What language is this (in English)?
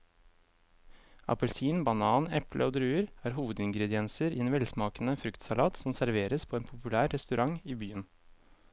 Norwegian